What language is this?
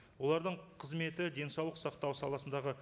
Kazakh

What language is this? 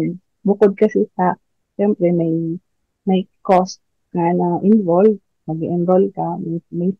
Filipino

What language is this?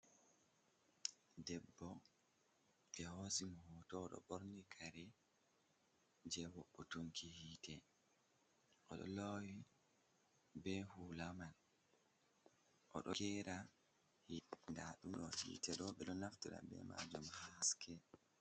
Fula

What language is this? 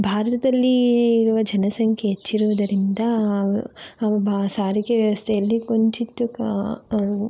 Kannada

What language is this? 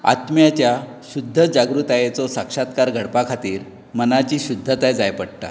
Konkani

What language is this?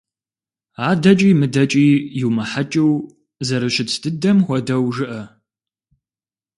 Kabardian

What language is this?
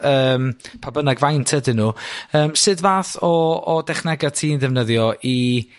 Welsh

